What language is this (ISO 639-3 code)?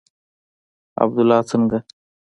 pus